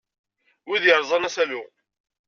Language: Kabyle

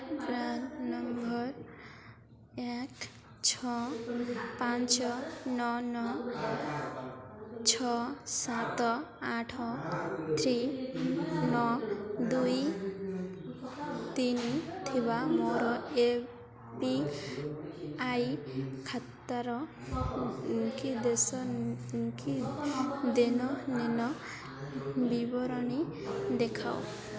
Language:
Odia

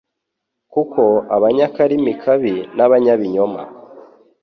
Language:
Kinyarwanda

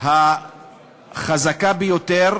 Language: Hebrew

